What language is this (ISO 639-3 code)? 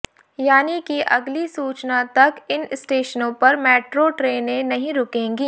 hin